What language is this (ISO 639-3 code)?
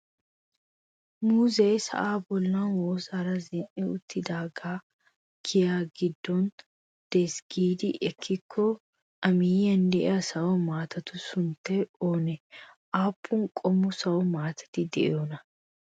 wal